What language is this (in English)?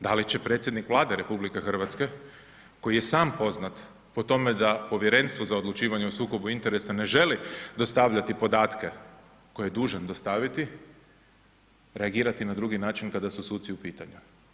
Croatian